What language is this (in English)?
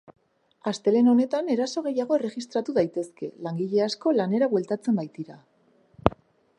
Basque